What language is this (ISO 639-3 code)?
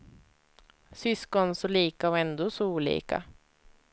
swe